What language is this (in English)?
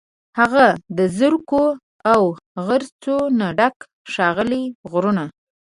Pashto